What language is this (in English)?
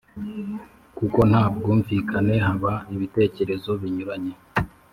Kinyarwanda